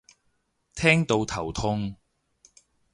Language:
Cantonese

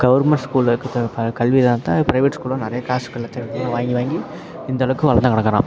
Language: Tamil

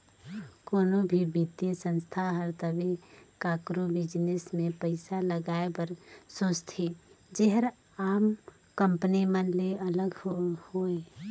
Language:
Chhattisgarhi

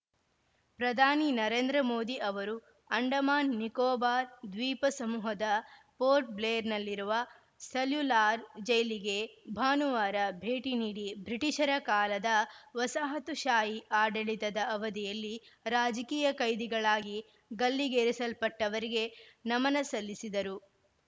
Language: Kannada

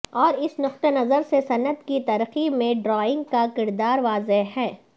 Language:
Urdu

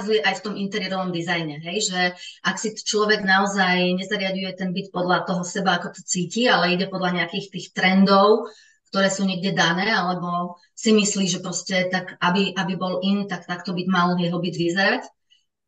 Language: Czech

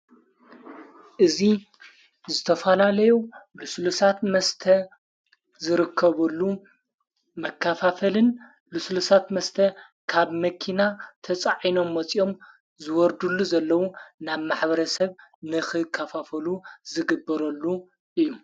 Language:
Tigrinya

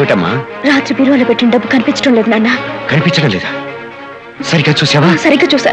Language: Indonesian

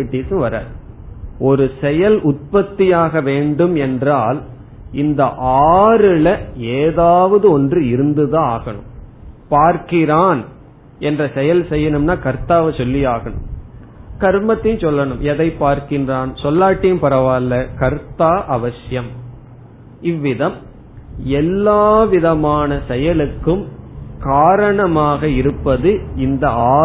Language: Tamil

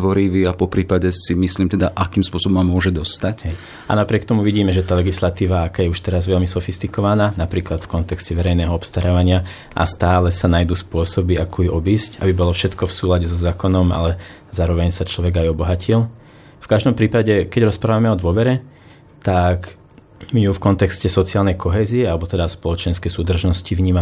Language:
Slovak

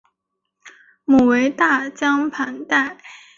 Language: Chinese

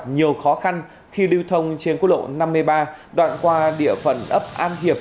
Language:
Vietnamese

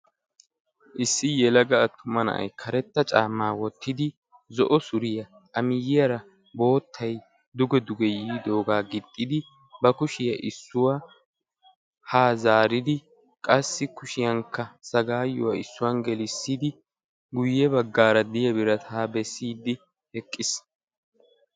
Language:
Wolaytta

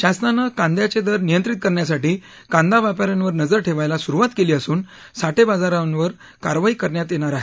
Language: Marathi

